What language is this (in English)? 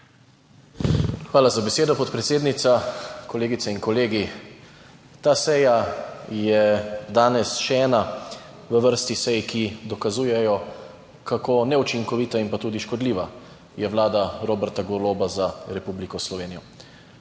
Slovenian